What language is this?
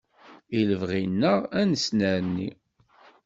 Kabyle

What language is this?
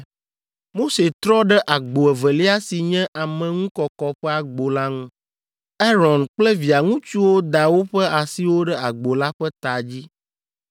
Ewe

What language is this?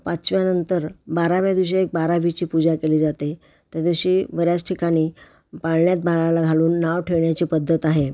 Marathi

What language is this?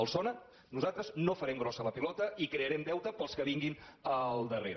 Catalan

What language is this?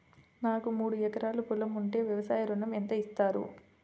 Telugu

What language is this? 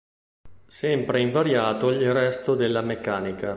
Italian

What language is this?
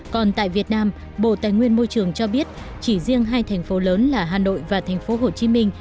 Vietnamese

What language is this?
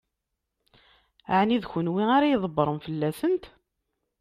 Kabyle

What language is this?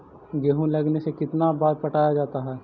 Magahi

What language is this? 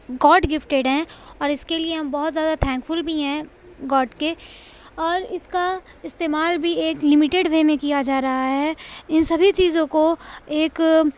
Urdu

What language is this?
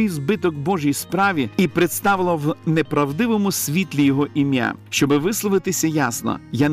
Ukrainian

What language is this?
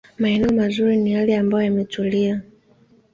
Swahili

